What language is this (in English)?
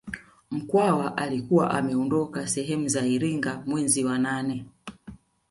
Swahili